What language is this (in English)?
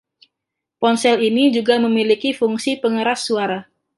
Indonesian